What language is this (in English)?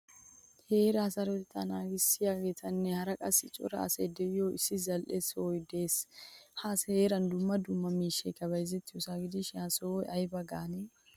Wolaytta